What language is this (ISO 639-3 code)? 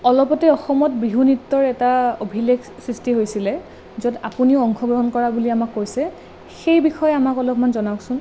asm